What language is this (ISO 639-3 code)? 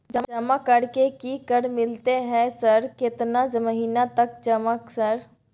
mai